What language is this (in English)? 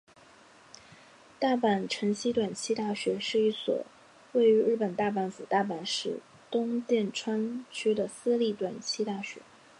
Chinese